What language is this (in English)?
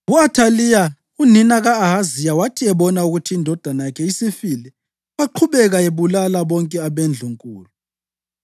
North Ndebele